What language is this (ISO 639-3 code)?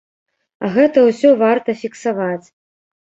bel